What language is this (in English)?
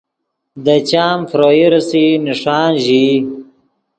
Yidgha